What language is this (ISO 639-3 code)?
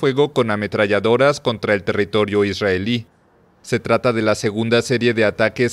spa